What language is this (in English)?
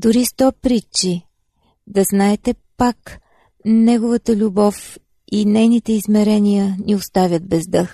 Bulgarian